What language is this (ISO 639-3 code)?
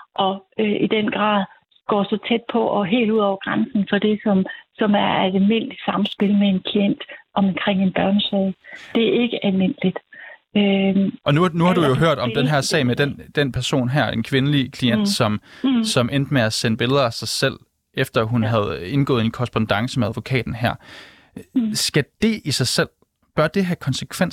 dan